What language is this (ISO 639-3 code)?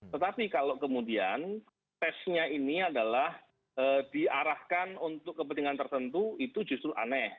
ind